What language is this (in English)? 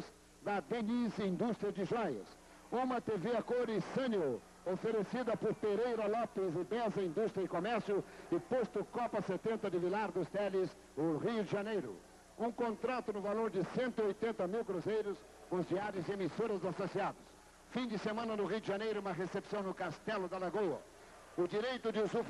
Portuguese